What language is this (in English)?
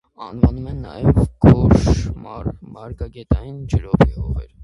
Armenian